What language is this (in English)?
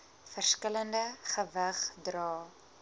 Afrikaans